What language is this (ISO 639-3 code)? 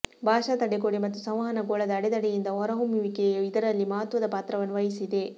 kan